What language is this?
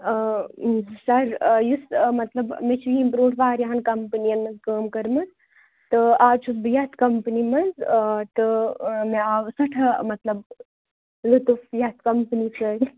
Kashmiri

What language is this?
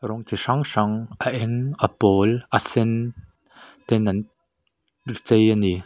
Mizo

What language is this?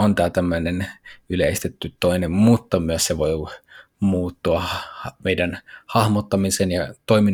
Finnish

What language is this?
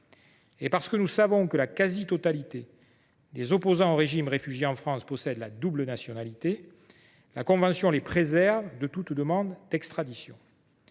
French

